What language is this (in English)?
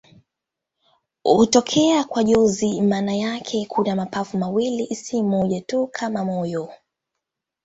Swahili